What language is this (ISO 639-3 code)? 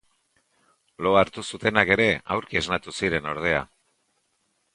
eus